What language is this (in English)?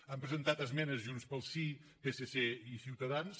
Catalan